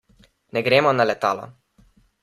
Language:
Slovenian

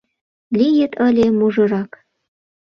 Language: Mari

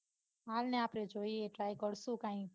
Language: Gujarati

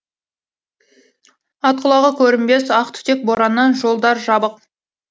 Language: Kazakh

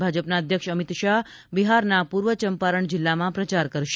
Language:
Gujarati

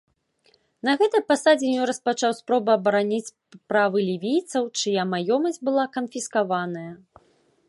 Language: Belarusian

